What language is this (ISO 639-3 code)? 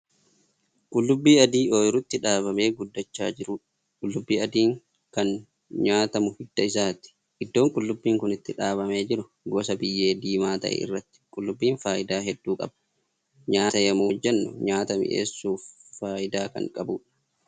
orm